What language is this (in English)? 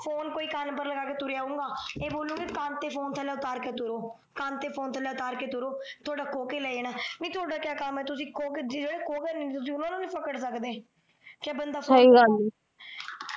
Punjabi